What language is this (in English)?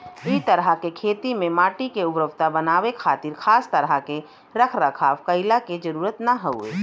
Bhojpuri